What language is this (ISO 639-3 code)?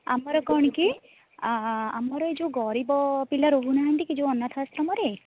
ori